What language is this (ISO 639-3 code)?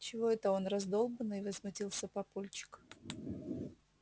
rus